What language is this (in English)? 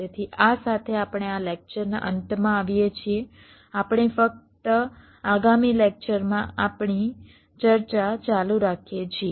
Gujarati